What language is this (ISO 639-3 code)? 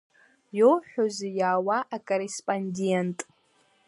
abk